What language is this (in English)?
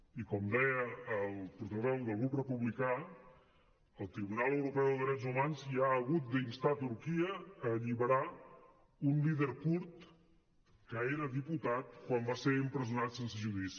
Catalan